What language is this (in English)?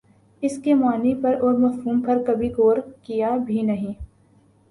Urdu